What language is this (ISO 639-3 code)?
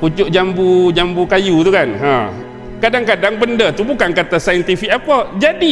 msa